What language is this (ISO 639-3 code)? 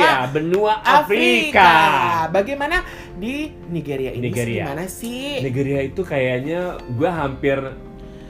ind